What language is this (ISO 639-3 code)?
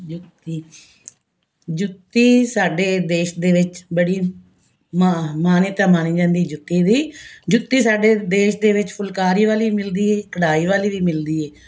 pan